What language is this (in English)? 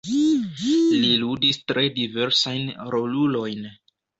Esperanto